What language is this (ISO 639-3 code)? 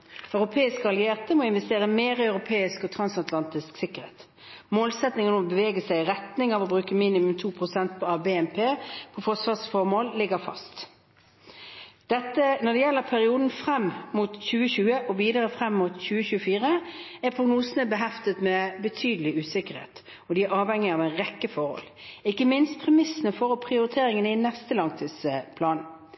nob